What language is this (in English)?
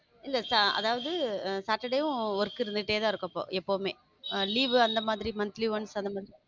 Tamil